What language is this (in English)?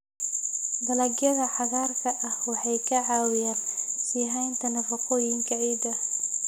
Somali